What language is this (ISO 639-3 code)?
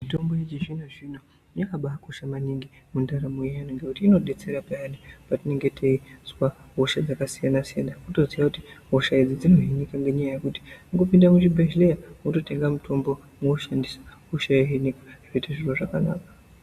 ndc